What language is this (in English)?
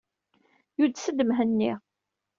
Kabyle